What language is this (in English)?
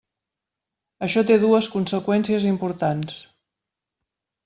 Catalan